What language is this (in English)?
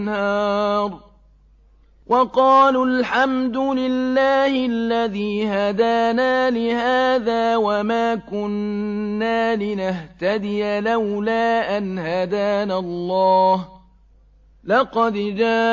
Arabic